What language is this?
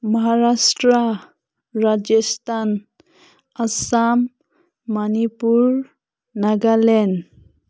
Manipuri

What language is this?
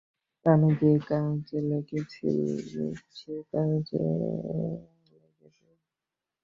Bangla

